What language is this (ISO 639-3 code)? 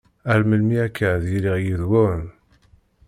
kab